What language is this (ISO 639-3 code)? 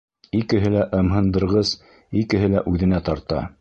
bak